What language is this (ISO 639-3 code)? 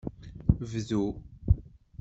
kab